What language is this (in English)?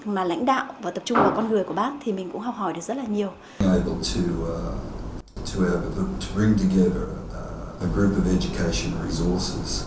Vietnamese